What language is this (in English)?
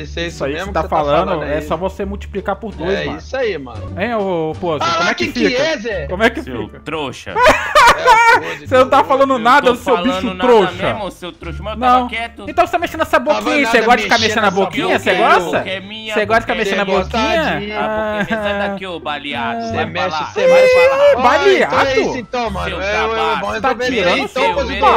Portuguese